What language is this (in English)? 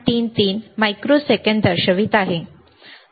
Marathi